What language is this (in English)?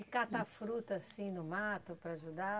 Portuguese